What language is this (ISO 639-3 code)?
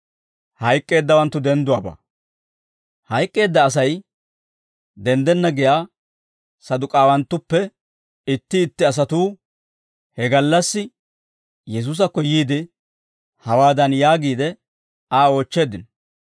dwr